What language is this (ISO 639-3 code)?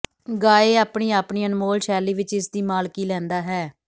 pan